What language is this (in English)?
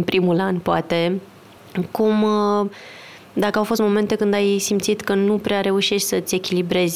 Romanian